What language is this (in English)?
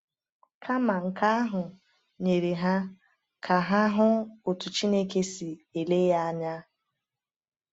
Igbo